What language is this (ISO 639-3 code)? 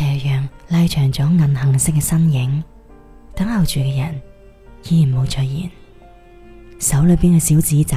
zho